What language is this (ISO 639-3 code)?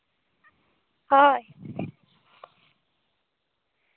sat